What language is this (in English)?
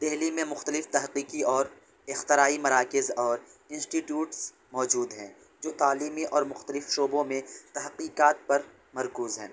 Urdu